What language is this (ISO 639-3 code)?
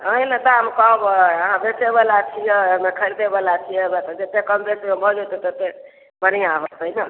mai